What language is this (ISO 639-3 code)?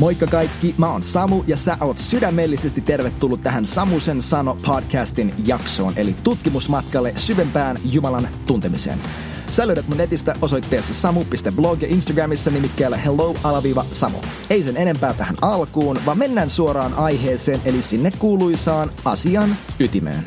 fin